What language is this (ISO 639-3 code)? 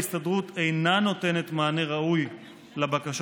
heb